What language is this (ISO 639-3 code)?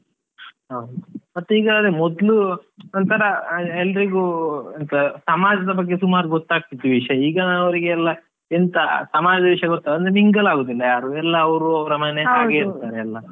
kan